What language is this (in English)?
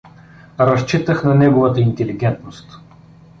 Bulgarian